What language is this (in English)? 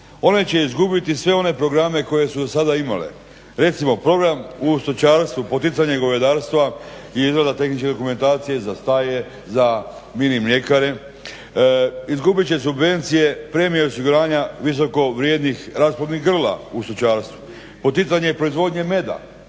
Croatian